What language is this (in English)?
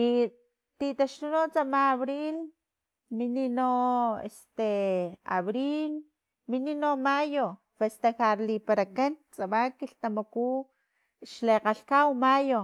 Filomena Mata-Coahuitlán Totonac